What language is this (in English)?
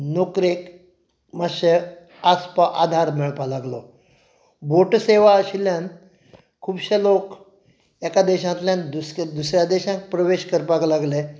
Konkani